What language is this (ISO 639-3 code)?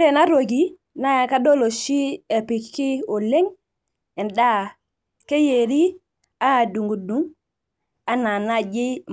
mas